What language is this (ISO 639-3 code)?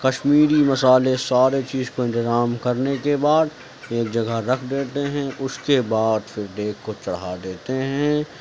urd